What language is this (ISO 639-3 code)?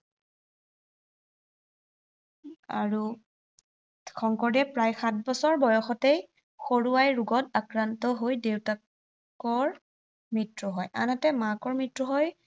asm